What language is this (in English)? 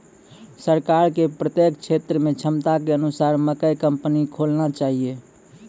Maithili